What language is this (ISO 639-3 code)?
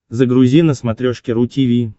rus